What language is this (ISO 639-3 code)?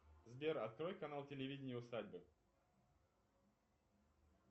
rus